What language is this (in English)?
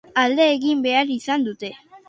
Basque